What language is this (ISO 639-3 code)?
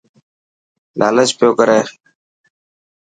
mki